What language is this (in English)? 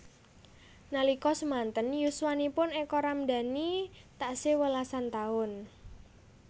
Javanese